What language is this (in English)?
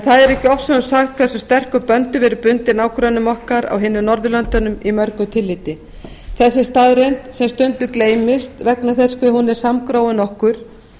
Icelandic